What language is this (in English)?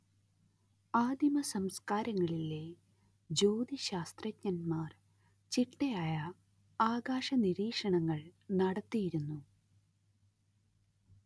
Malayalam